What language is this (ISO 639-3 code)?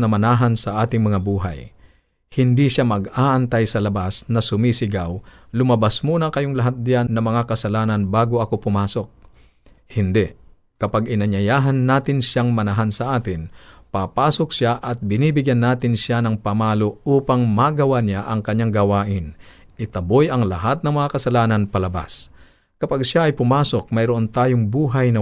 fil